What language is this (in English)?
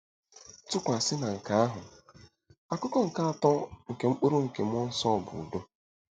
Igbo